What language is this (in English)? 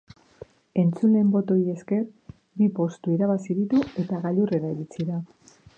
Basque